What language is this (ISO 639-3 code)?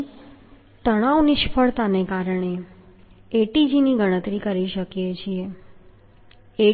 guj